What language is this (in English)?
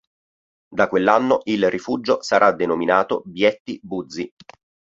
Italian